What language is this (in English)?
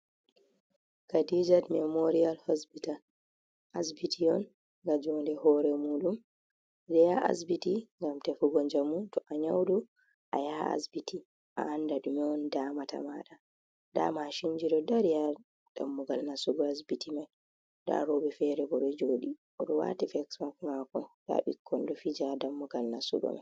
Fula